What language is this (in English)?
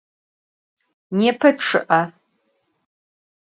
Adyghe